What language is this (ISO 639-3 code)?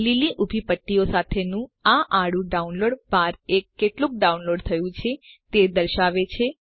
guj